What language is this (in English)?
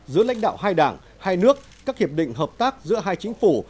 Vietnamese